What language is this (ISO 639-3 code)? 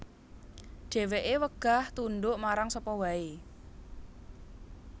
jav